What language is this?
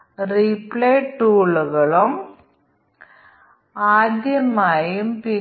Malayalam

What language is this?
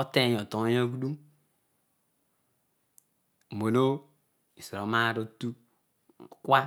Odual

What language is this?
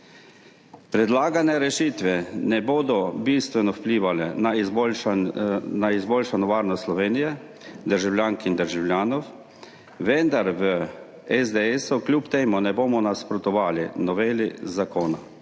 Slovenian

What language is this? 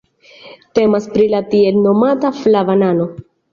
Esperanto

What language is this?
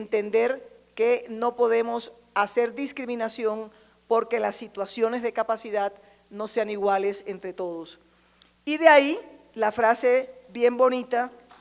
Spanish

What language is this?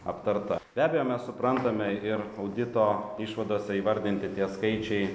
Lithuanian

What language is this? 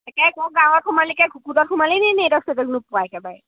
Assamese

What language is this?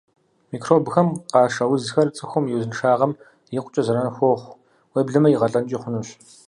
Kabardian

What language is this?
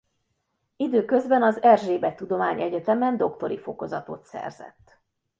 Hungarian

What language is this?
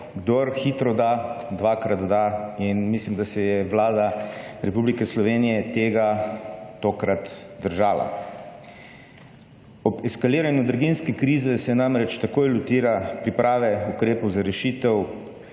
Slovenian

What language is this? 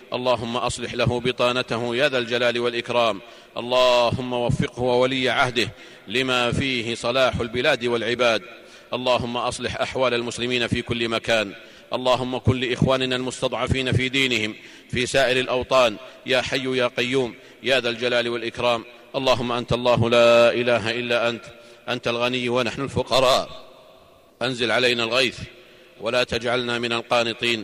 Arabic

